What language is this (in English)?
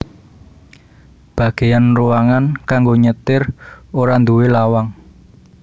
Javanese